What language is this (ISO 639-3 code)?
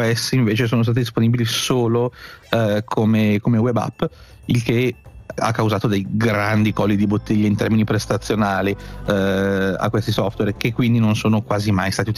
ita